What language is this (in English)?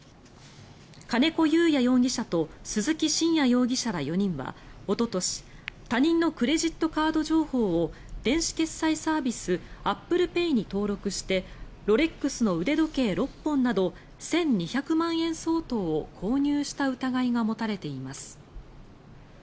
Japanese